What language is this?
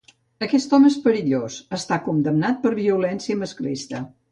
Catalan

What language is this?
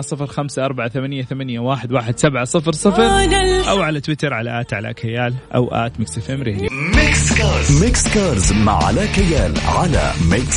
Arabic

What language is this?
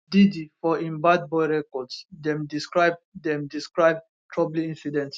Nigerian Pidgin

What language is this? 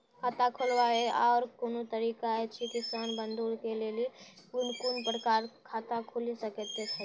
Maithili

